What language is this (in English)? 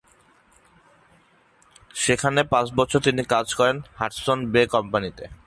Bangla